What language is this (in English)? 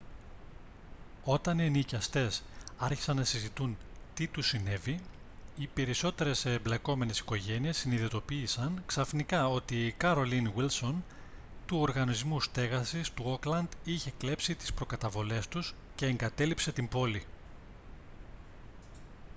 Greek